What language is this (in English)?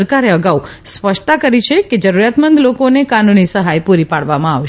Gujarati